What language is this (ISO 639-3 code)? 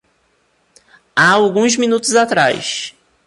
por